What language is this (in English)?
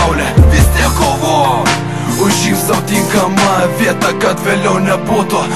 Lithuanian